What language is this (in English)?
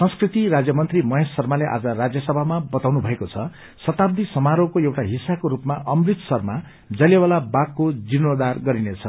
Nepali